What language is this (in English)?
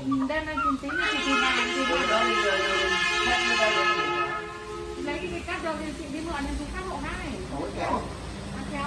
Vietnamese